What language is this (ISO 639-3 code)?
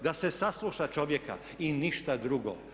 hrv